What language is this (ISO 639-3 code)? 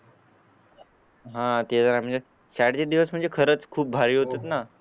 mar